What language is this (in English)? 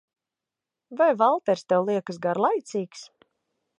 Latvian